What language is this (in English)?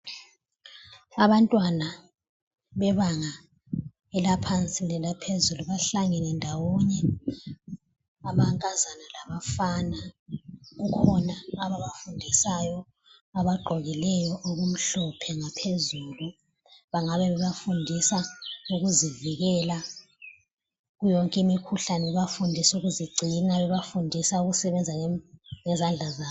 North Ndebele